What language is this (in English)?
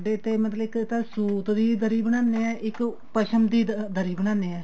Punjabi